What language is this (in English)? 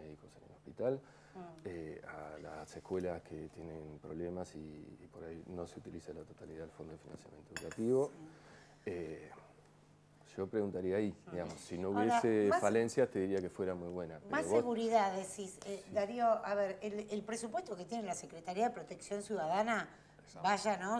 Spanish